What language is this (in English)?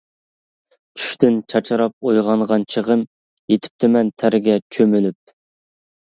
Uyghur